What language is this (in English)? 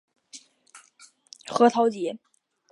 Chinese